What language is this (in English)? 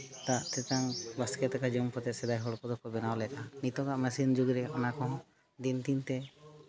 Santali